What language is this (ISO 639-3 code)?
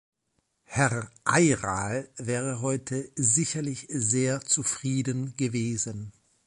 deu